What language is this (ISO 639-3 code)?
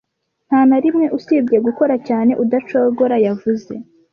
kin